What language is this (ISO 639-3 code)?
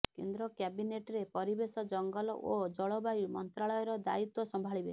ori